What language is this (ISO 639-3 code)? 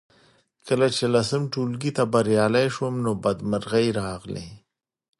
pus